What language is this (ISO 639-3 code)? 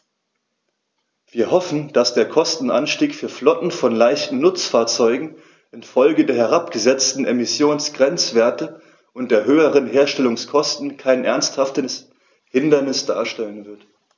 deu